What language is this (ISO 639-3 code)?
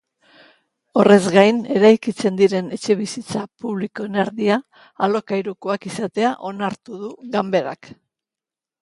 eus